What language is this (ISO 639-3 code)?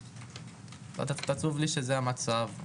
heb